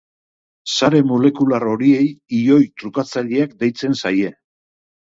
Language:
Basque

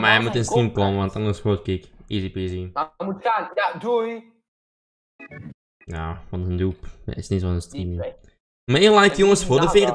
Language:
Dutch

